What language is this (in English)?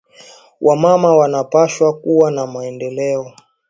Swahili